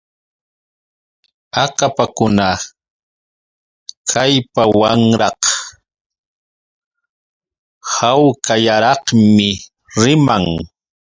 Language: Yauyos Quechua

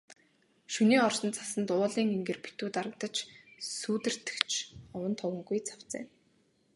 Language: Mongolian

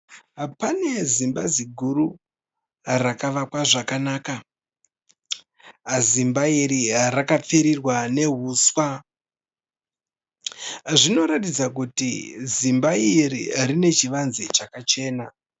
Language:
Shona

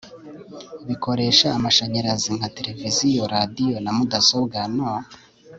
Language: Kinyarwanda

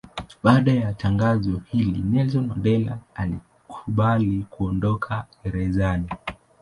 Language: Swahili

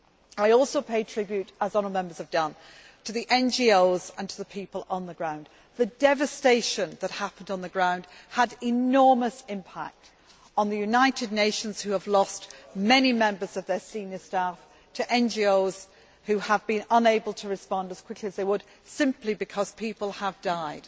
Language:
English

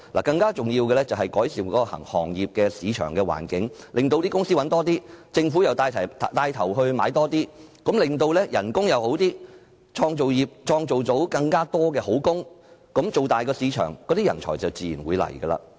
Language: Cantonese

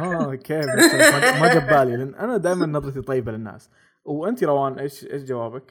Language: Arabic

